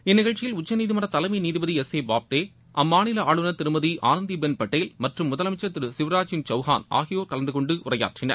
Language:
Tamil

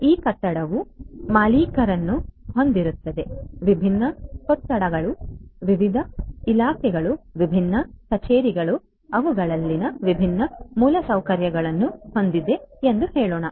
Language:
Kannada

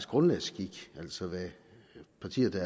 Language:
Danish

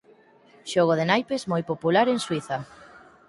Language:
Galician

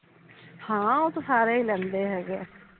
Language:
Punjabi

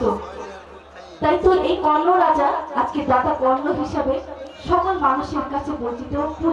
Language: Hindi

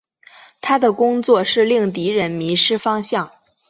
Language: Chinese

